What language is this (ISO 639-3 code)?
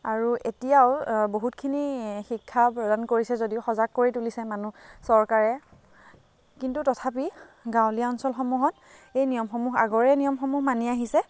asm